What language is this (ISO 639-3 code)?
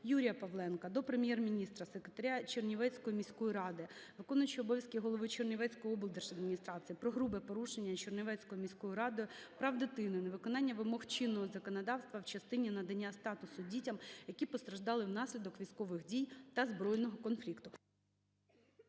ukr